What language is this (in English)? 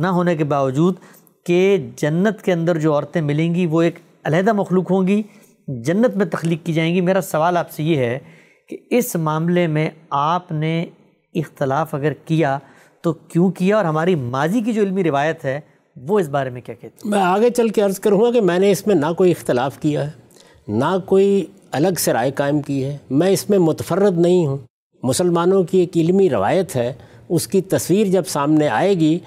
Urdu